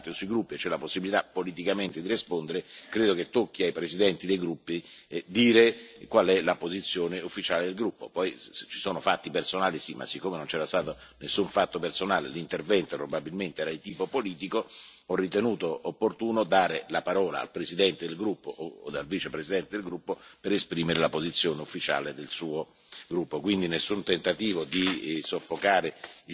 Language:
Italian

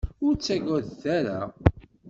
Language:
Kabyle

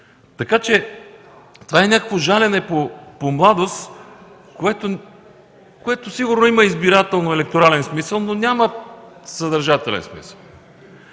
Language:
Bulgarian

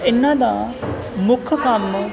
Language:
Punjabi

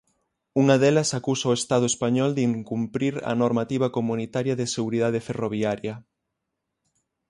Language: Galician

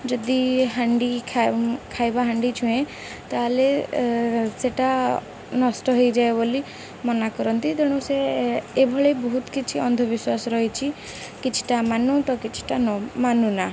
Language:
Odia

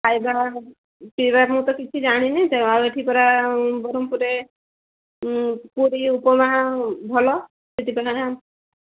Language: Odia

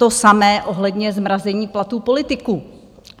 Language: Czech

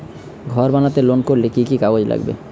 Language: Bangla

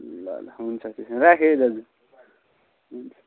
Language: Nepali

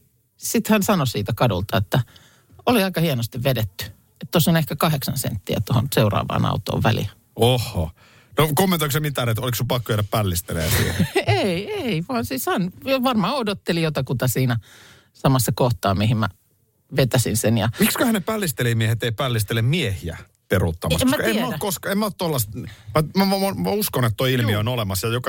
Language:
Finnish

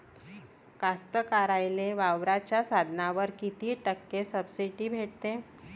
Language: Marathi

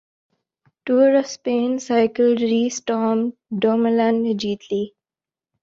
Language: Urdu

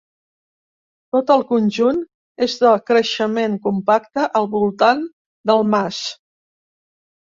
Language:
Catalan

